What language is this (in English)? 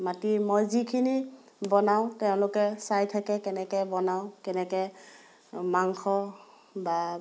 Assamese